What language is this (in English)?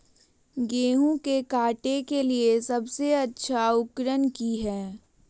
Magahi